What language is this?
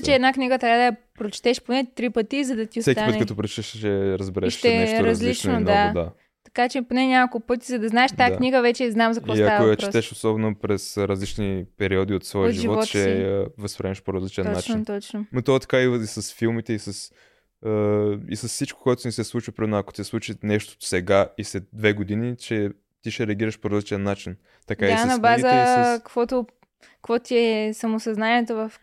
Bulgarian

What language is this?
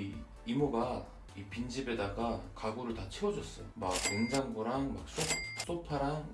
Korean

